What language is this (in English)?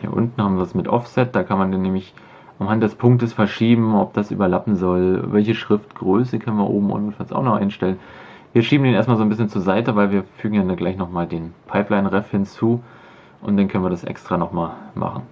German